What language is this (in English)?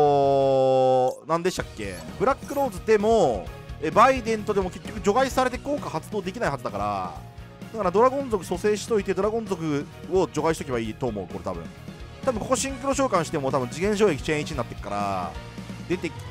Japanese